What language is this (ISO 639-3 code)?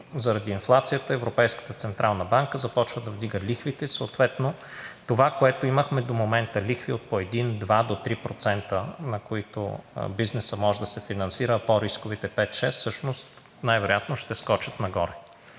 bul